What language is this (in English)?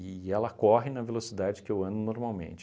Portuguese